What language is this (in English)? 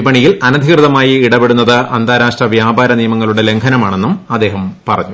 Malayalam